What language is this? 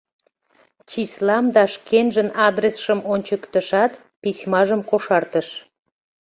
Mari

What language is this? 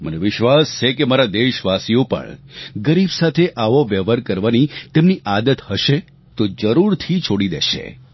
Gujarati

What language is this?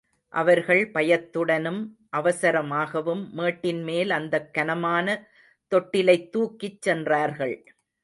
Tamil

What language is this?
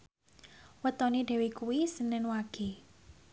Javanese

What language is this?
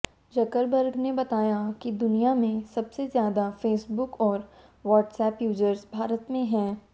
Hindi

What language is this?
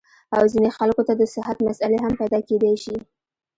Pashto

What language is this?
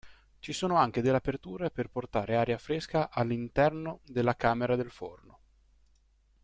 Italian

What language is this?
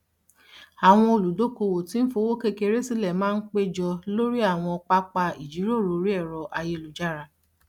Yoruba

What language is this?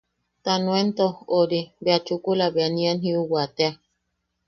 Yaqui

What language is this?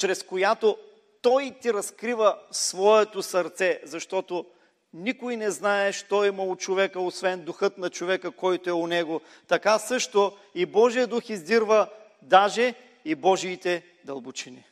Bulgarian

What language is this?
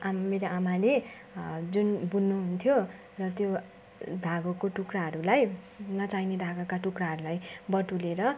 Nepali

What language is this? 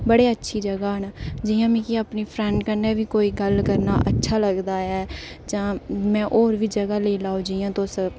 Dogri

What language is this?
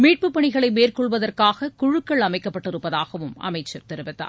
Tamil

